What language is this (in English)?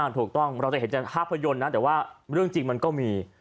Thai